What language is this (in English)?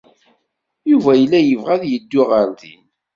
Kabyle